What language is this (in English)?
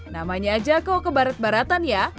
Indonesian